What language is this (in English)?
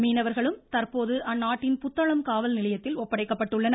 Tamil